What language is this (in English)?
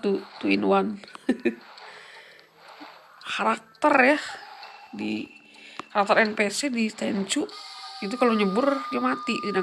Indonesian